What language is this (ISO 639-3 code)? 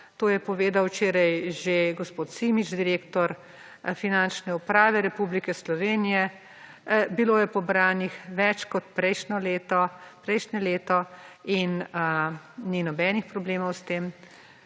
slv